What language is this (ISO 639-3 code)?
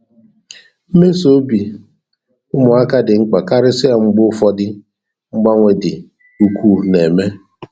ibo